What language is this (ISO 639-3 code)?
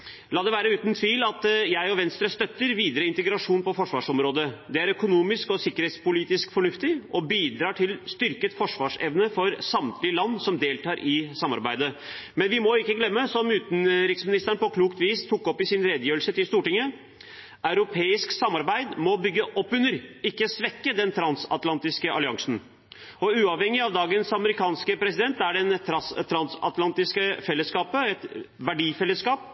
nob